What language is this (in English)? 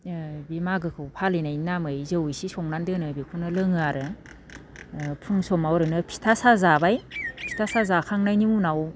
Bodo